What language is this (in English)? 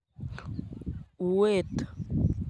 Kalenjin